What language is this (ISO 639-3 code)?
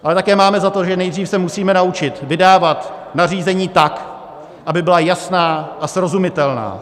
ces